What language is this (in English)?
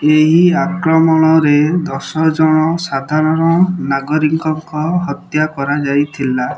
Odia